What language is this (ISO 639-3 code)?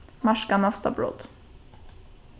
fao